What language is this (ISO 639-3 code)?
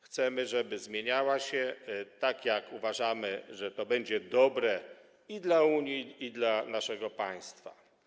pol